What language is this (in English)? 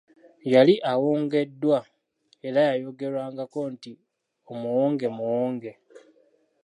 Ganda